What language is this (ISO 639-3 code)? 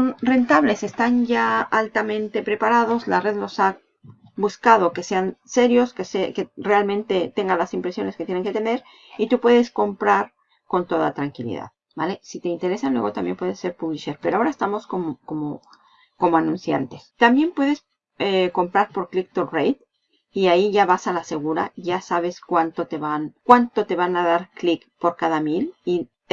spa